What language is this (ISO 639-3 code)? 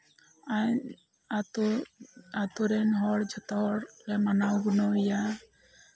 sat